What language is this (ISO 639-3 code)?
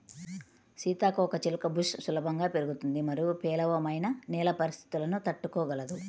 tel